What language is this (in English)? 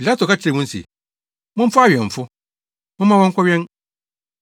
Akan